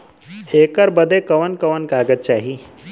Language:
Bhojpuri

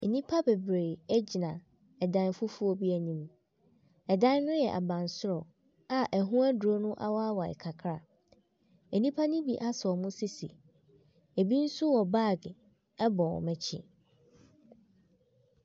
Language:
Akan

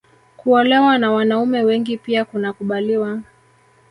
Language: Swahili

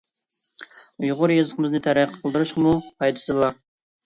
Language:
Uyghur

